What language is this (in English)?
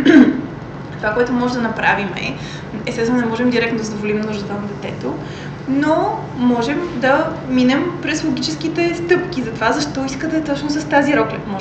Bulgarian